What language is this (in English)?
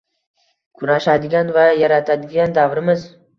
Uzbek